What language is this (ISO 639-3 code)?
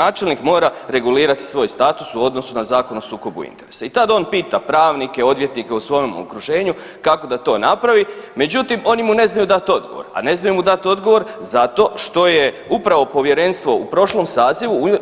hrv